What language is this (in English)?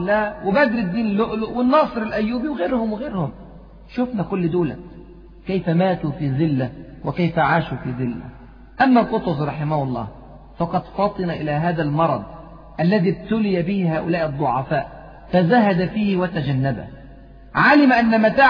Arabic